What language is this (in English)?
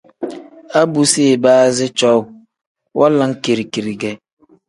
Tem